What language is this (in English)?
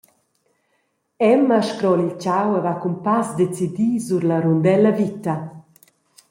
Romansh